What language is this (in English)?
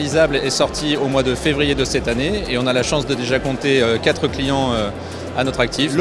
French